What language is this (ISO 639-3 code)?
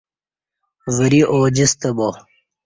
bsh